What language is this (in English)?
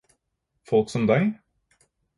Norwegian Bokmål